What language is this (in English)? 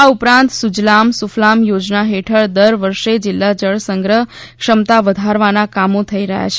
Gujarati